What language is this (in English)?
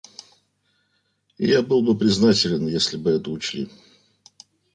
Russian